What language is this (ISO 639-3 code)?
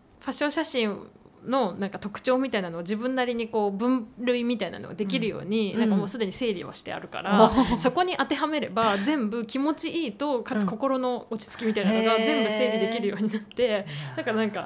jpn